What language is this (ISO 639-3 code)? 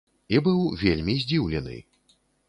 bel